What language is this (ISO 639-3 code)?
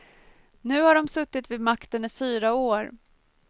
swe